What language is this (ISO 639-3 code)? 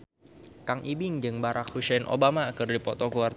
sun